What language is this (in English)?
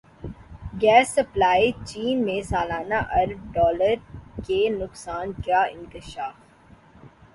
Urdu